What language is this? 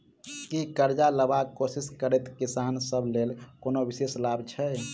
Maithili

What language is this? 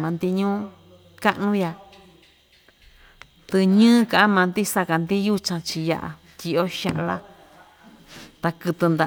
Ixtayutla Mixtec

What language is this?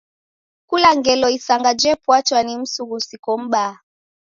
Taita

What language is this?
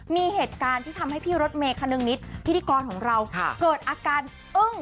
Thai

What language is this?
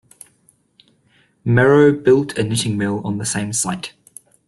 English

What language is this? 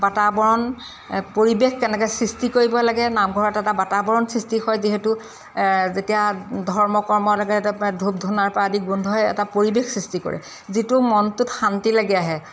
Assamese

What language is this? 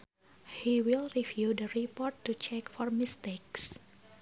Sundanese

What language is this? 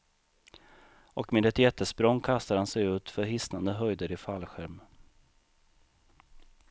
Swedish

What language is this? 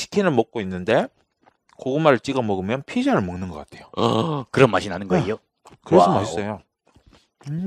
Korean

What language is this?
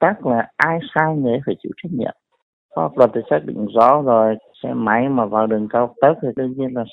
Vietnamese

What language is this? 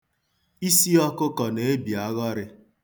Igbo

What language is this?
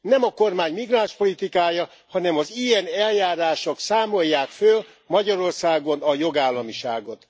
Hungarian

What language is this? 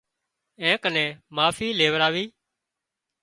Wadiyara Koli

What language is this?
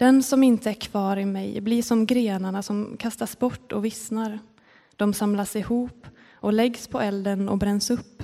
Swedish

